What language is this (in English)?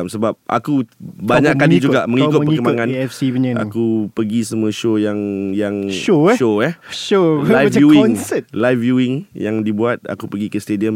Malay